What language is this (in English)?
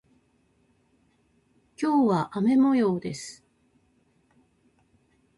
Japanese